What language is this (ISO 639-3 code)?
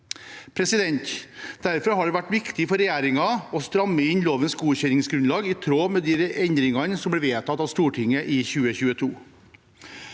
nor